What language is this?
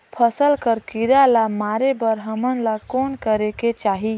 Chhattisgarhi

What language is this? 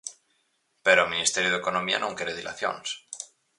Galician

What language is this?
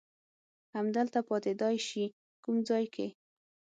Pashto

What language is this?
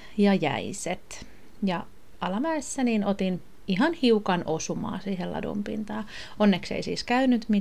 Finnish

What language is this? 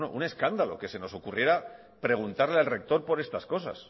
Spanish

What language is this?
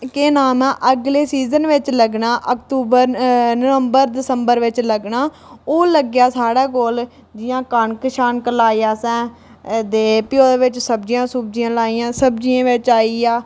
Dogri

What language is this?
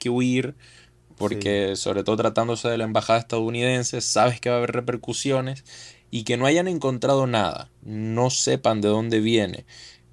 Spanish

